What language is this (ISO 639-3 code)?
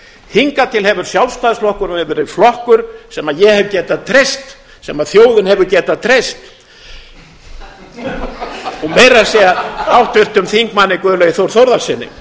isl